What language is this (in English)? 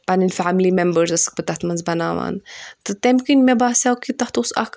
Kashmiri